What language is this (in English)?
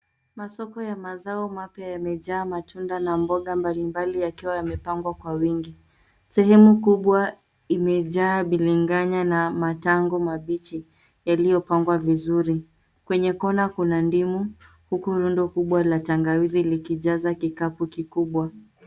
Swahili